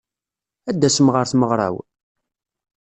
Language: Kabyle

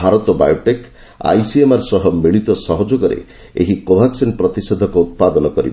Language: Odia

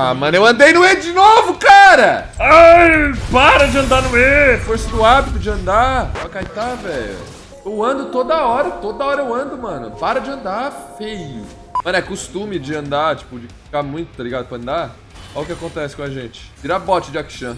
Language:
Portuguese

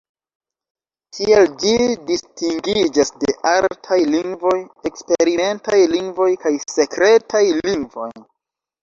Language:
Esperanto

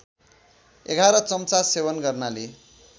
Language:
Nepali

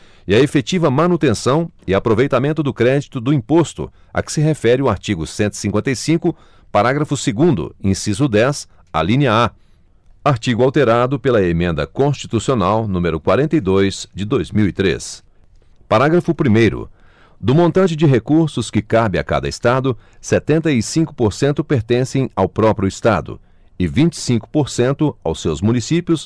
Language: Portuguese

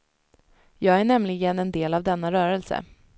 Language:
Swedish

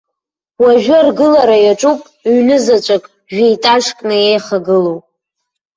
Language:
Abkhazian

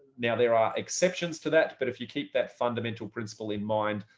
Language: English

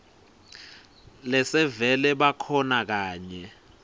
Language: Swati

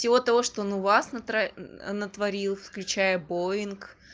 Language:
Russian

